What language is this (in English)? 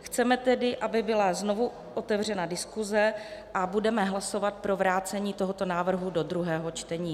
Czech